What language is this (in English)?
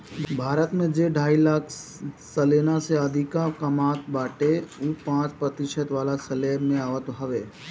Bhojpuri